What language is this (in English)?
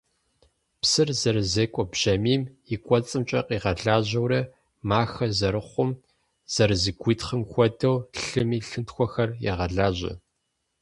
Kabardian